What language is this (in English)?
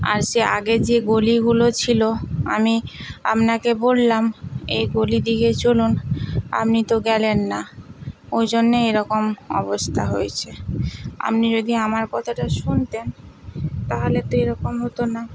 Bangla